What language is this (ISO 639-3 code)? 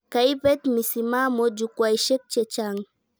kln